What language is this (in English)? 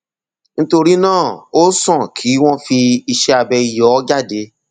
Yoruba